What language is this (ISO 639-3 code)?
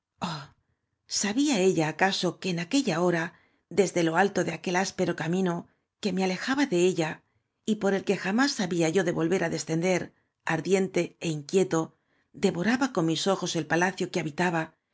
spa